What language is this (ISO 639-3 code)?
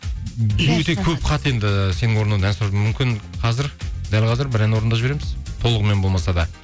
kaz